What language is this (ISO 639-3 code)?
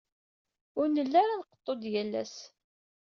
kab